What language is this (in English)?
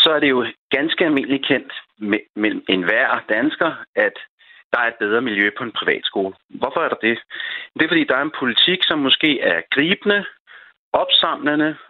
Danish